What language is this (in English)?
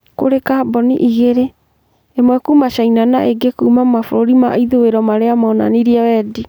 Kikuyu